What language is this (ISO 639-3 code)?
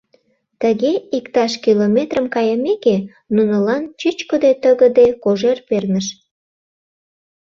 chm